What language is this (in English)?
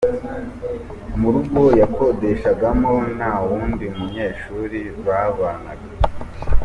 Kinyarwanda